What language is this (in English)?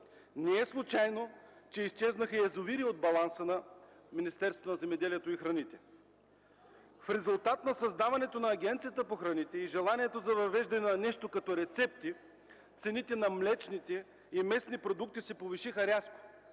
Bulgarian